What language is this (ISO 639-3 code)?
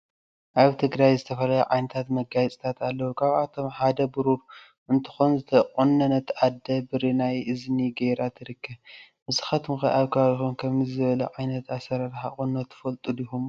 tir